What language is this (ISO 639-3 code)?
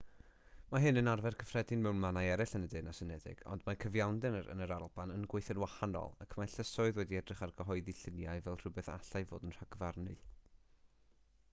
cym